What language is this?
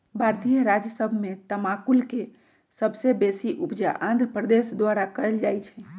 Magahi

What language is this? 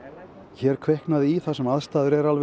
Icelandic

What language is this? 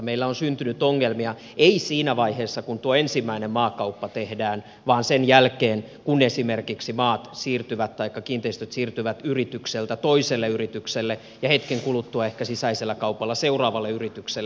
Finnish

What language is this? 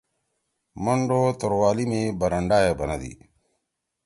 Torwali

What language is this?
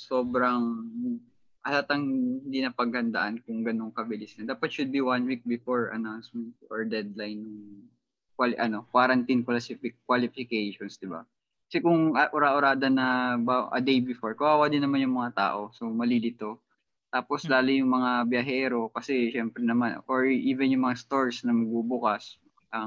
Filipino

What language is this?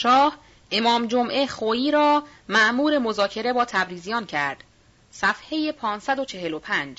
Persian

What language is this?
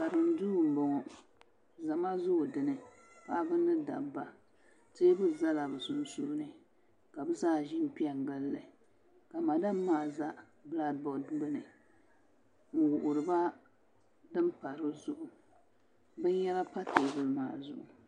Dagbani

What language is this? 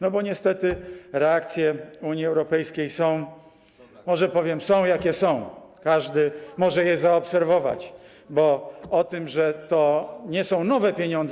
Polish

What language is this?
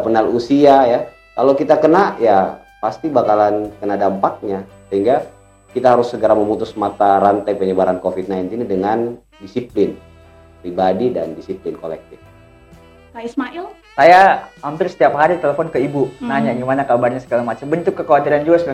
Indonesian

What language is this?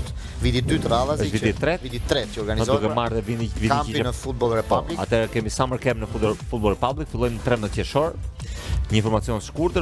Romanian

